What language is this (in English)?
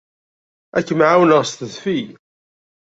Kabyle